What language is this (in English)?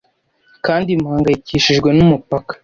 Kinyarwanda